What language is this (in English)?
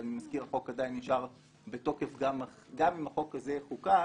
Hebrew